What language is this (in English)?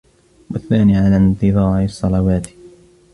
Arabic